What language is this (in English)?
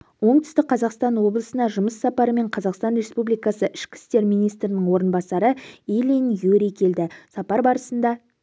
Kazakh